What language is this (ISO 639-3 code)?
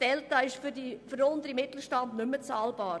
gsw